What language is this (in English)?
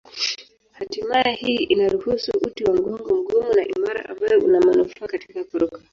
Swahili